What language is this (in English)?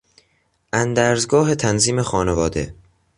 Persian